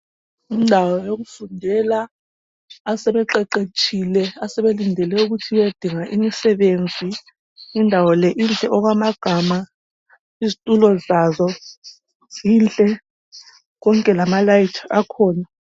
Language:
North Ndebele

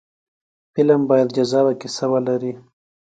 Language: Pashto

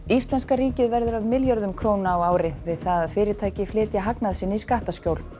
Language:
Icelandic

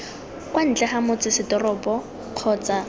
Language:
Tswana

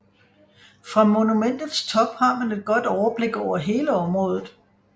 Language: Danish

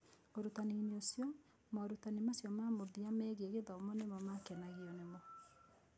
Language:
Kikuyu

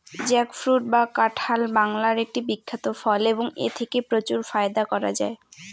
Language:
Bangla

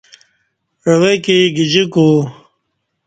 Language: Kati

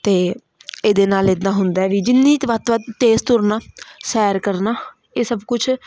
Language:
Punjabi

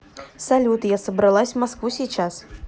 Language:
Russian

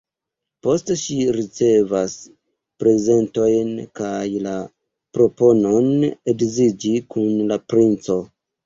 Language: Esperanto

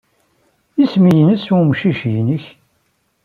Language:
Kabyle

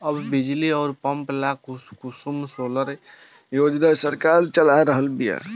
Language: Bhojpuri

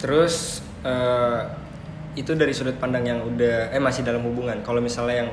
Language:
Indonesian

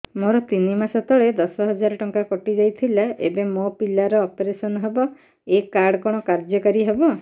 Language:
Odia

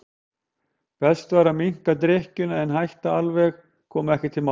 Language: Icelandic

